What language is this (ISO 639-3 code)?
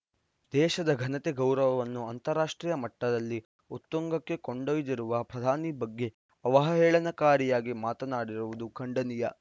kan